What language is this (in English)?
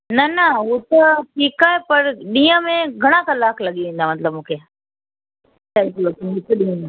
Sindhi